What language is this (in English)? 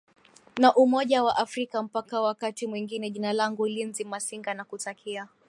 Swahili